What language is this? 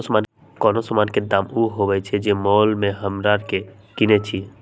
Magahi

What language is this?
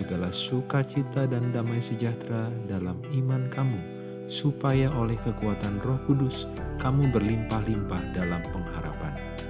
Indonesian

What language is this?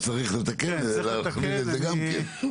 Hebrew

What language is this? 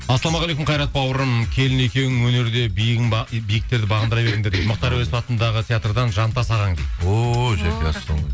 Kazakh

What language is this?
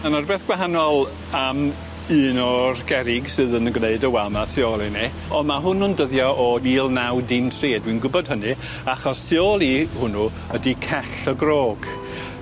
Welsh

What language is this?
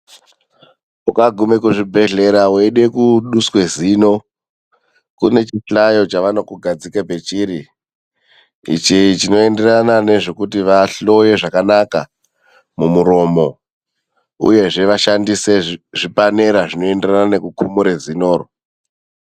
Ndau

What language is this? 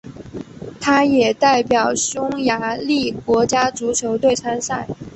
Chinese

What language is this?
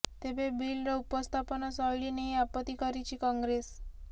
Odia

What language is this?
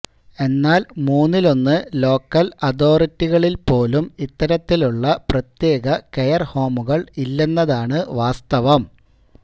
Malayalam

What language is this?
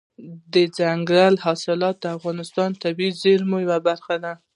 Pashto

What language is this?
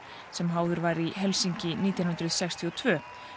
Icelandic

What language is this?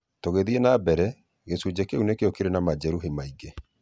Kikuyu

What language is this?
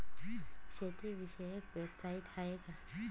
Marathi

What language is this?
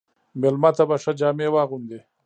Pashto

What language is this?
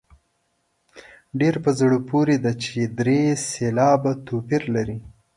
Pashto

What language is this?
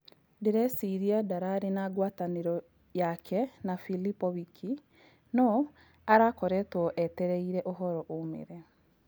Kikuyu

